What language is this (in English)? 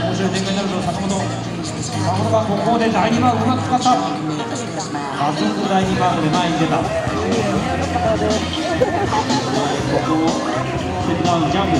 Korean